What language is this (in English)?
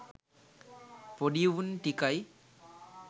Sinhala